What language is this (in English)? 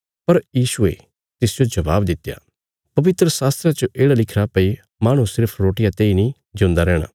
Bilaspuri